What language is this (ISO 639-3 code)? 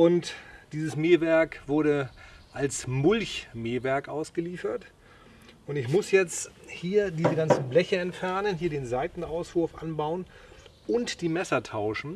deu